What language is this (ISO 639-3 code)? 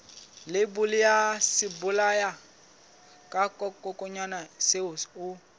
sot